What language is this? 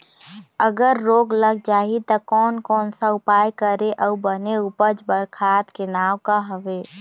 Chhattisgarhi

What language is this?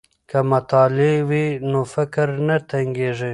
Pashto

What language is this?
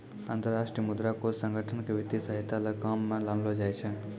Maithili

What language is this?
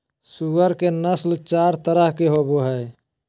Magahi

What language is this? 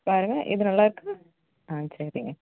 Tamil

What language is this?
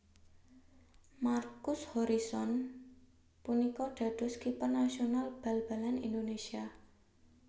Javanese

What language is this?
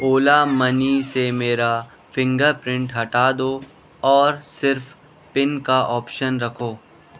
Urdu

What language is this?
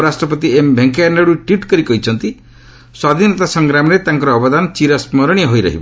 Odia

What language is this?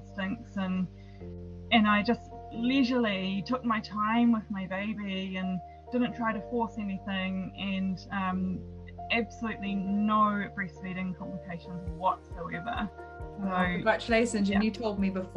English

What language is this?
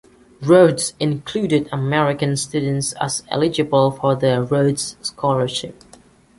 English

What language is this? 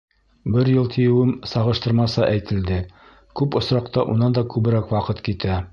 Bashkir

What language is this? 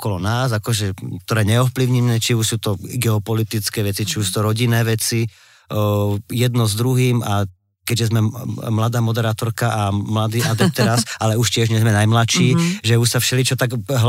Slovak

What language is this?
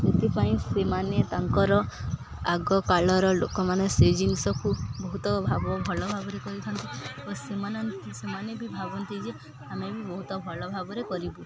Odia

